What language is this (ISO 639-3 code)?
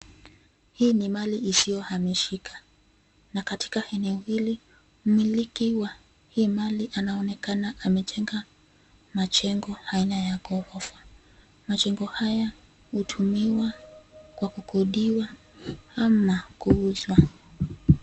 swa